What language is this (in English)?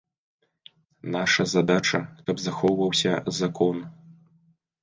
Belarusian